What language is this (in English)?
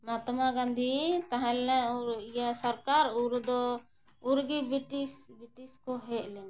Santali